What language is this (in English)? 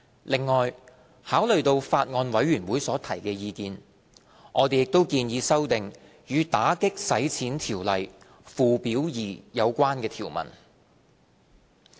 Cantonese